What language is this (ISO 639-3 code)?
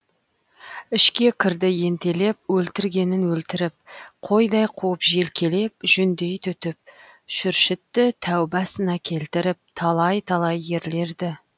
kaz